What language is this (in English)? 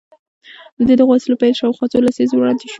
Pashto